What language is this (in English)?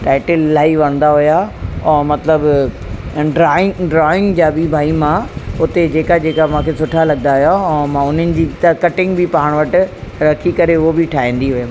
Sindhi